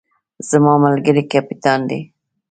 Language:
Pashto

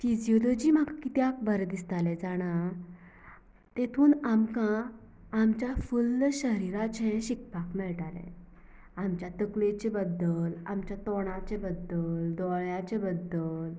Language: Konkani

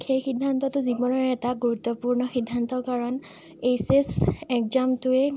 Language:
Assamese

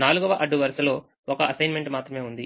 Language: Telugu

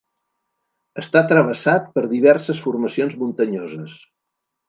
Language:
Catalan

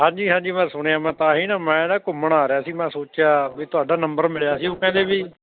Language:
Punjabi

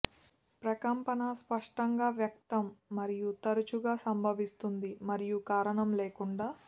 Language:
Telugu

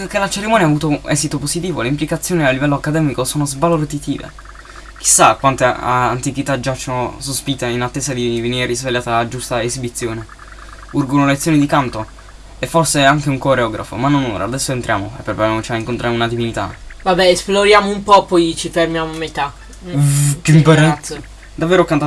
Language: Italian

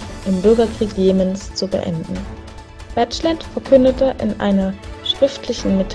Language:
German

